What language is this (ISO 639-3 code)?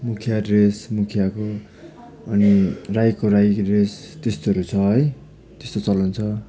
nep